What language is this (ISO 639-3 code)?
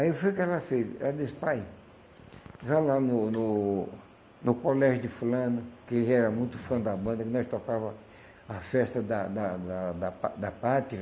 por